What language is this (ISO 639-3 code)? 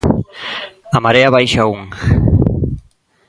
glg